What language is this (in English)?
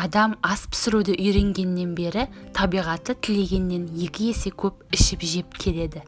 Turkish